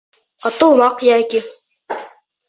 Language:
Bashkir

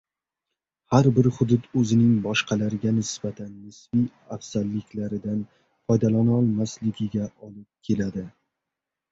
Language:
Uzbek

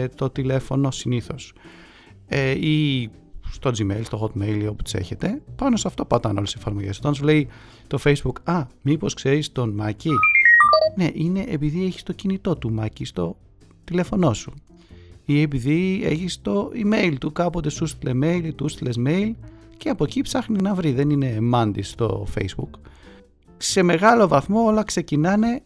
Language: Greek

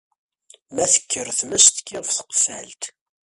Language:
Kabyle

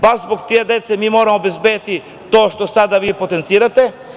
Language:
Serbian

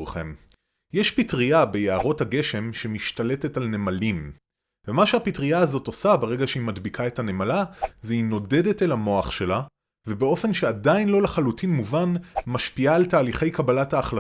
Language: Hebrew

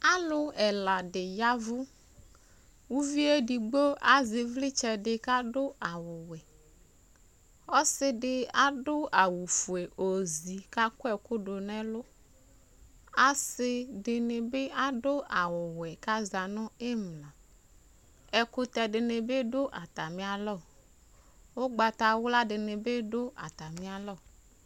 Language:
Ikposo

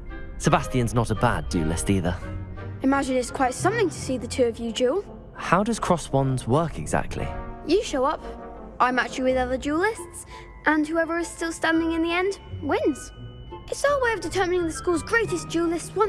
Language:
English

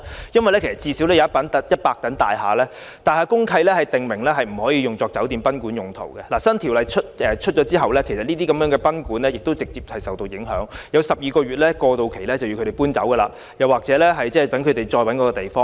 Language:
Cantonese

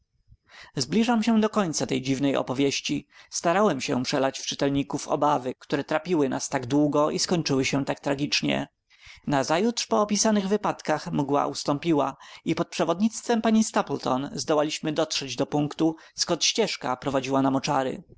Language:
Polish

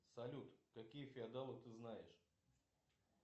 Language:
Russian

